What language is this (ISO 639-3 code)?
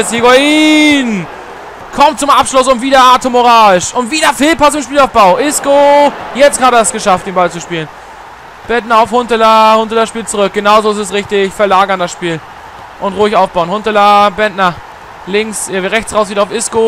deu